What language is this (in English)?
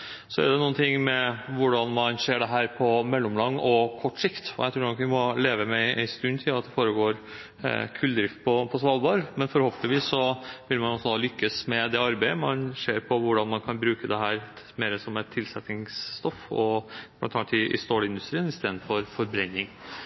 Norwegian Bokmål